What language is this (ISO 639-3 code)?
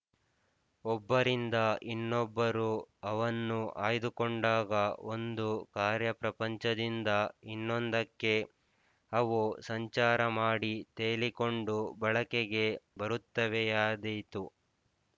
kan